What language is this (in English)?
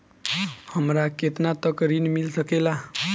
Bhojpuri